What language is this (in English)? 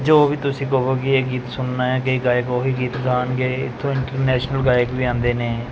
Punjabi